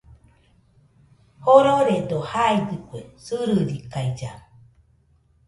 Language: Nüpode Huitoto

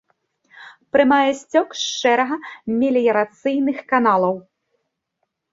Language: Belarusian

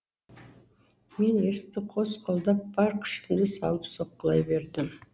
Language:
Kazakh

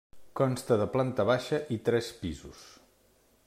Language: Catalan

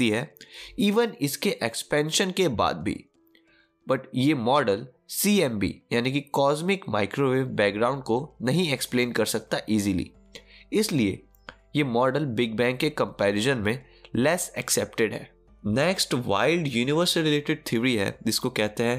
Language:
Hindi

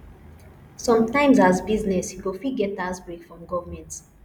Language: Nigerian Pidgin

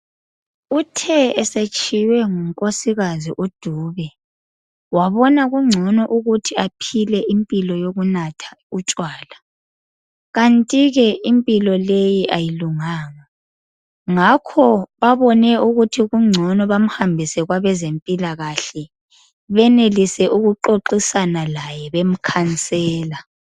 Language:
North Ndebele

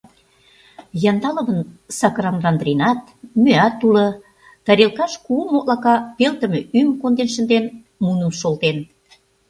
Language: Mari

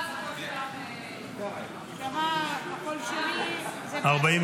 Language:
Hebrew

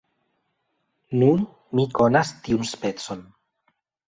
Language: Esperanto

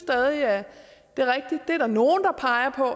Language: Danish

